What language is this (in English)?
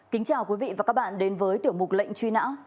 Vietnamese